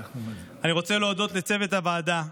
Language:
Hebrew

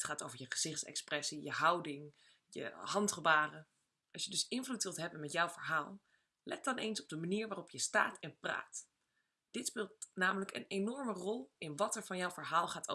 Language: Dutch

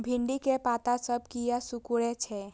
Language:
Maithili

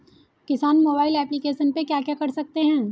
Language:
Hindi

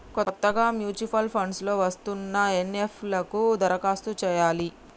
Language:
Telugu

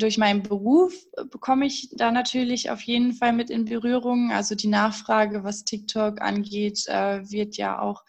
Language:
German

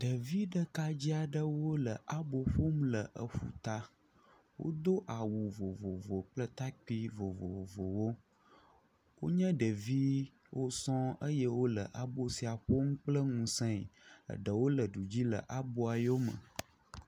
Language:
Ewe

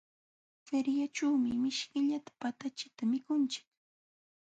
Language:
Jauja Wanca Quechua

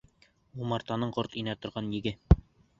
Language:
Bashkir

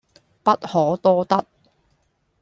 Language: Cantonese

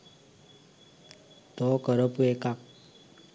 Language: Sinhala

